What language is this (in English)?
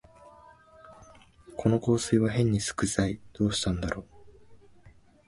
Japanese